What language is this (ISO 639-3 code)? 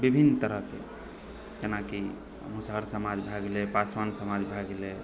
mai